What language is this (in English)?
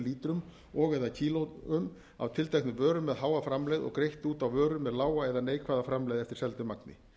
Icelandic